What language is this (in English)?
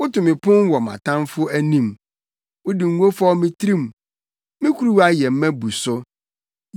Akan